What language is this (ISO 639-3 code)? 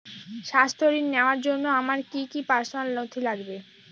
ben